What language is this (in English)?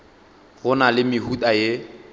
Northern Sotho